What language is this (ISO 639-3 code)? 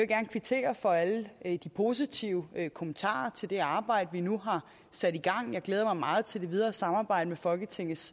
dan